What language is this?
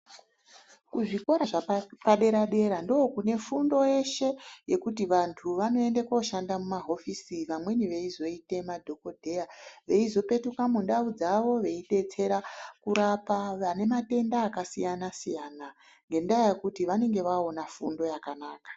Ndau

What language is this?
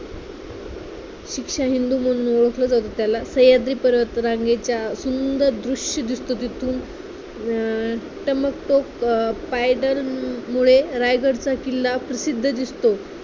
Marathi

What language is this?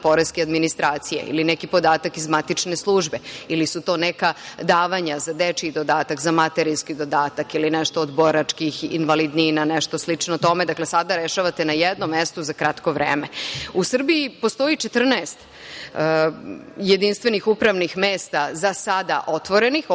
Serbian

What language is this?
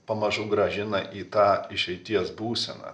Lithuanian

